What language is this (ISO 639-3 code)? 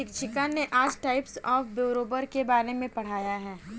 hin